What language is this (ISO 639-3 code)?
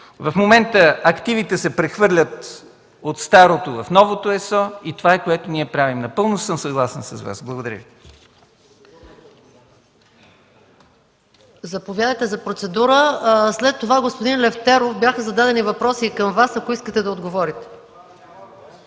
bul